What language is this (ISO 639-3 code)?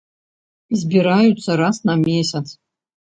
bel